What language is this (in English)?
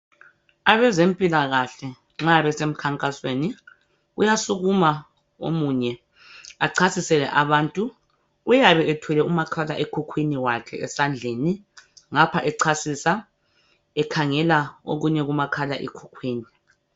North Ndebele